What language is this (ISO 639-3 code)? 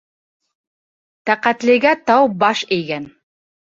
bak